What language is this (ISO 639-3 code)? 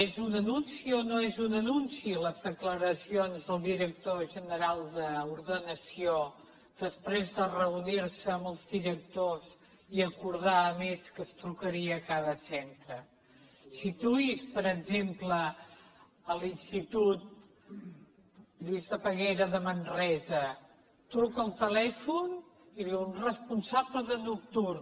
cat